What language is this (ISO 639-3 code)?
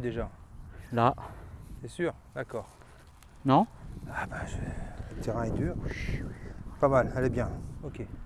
fra